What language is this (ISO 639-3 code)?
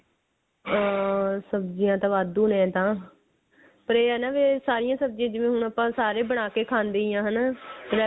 pan